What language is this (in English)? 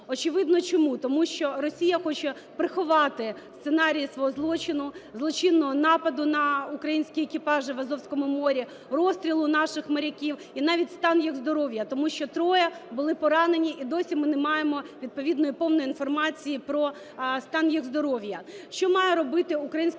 Ukrainian